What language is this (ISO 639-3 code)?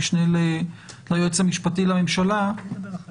heb